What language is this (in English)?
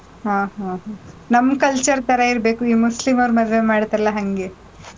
Kannada